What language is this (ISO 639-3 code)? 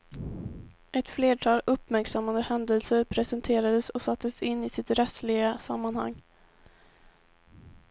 swe